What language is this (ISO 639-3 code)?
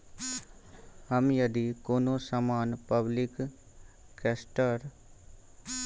mai